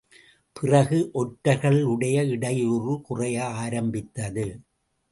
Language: Tamil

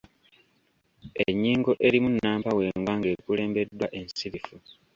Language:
Ganda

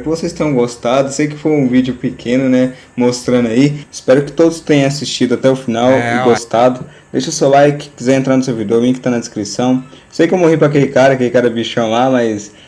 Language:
Portuguese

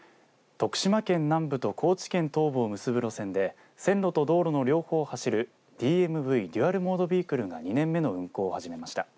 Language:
Japanese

